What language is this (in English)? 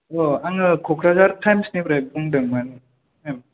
Bodo